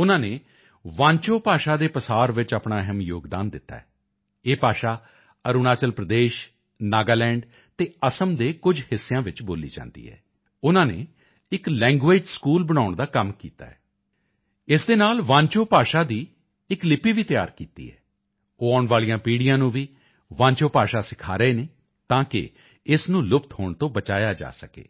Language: Punjabi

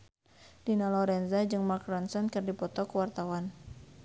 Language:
Sundanese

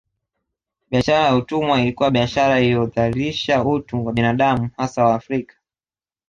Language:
Swahili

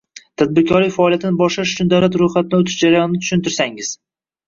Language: Uzbek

